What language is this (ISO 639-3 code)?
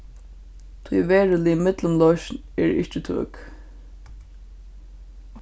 fao